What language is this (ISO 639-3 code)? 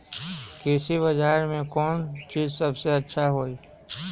mag